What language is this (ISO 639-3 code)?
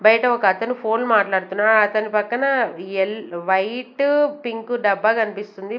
tel